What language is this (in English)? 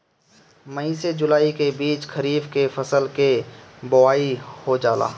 Bhojpuri